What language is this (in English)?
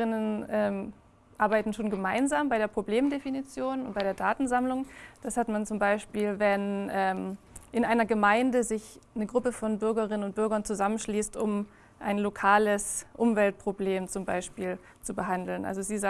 German